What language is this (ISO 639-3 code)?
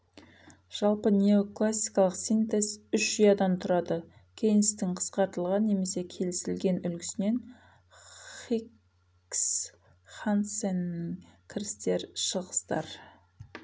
kaz